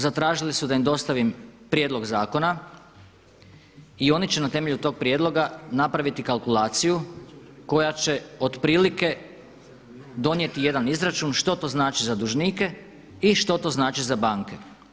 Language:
Croatian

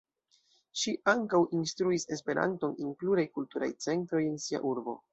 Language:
Esperanto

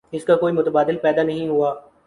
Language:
Urdu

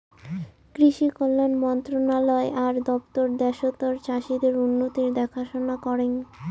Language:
Bangla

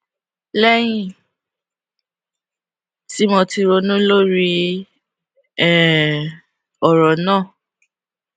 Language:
Yoruba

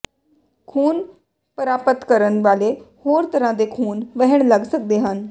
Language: Punjabi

